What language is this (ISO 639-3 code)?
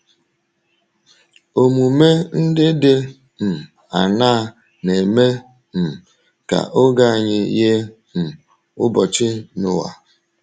ibo